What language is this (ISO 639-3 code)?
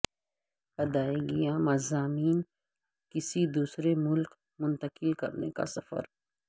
urd